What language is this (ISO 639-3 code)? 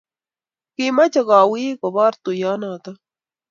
kln